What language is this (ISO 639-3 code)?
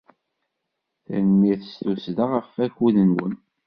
kab